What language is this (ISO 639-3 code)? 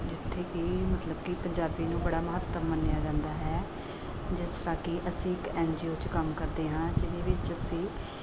pan